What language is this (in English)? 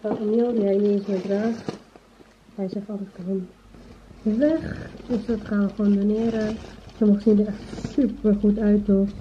Dutch